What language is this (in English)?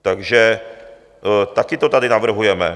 Czech